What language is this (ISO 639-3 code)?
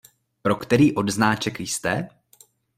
ces